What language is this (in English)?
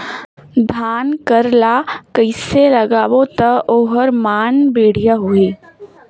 Chhattisgarhi